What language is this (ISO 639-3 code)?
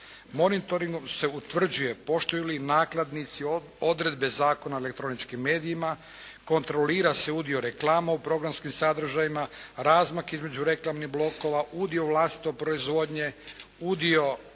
hrv